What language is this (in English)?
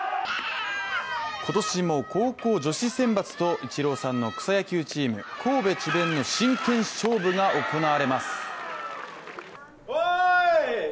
Japanese